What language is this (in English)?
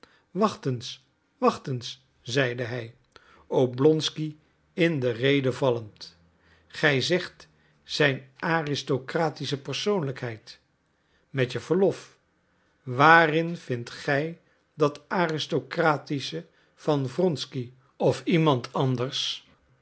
Dutch